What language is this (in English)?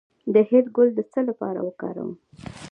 Pashto